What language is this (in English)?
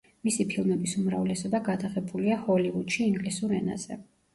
Georgian